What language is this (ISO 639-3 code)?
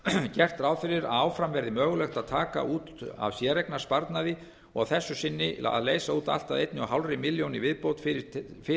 isl